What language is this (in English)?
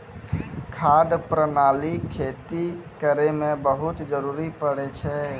Maithili